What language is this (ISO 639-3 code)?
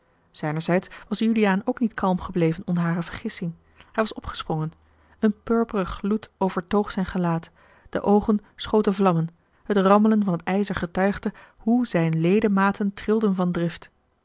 nld